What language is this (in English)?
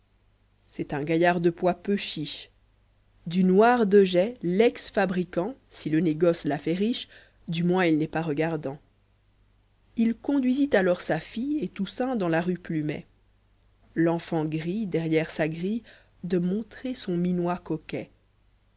French